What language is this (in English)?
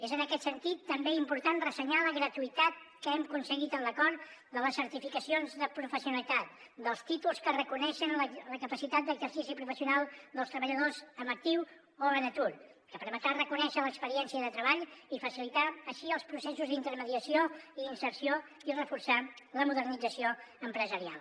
Catalan